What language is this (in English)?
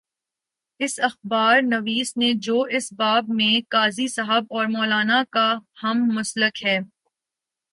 Urdu